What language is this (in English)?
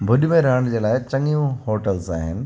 Sindhi